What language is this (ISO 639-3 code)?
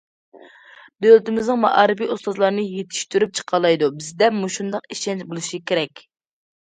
uig